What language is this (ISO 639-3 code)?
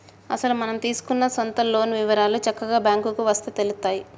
tel